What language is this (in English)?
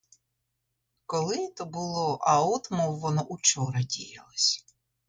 Ukrainian